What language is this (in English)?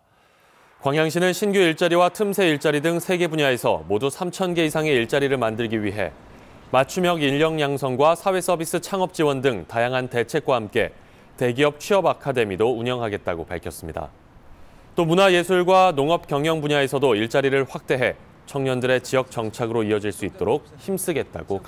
Korean